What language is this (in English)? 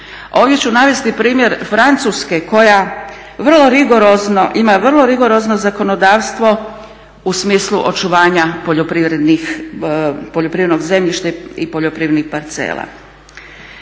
Croatian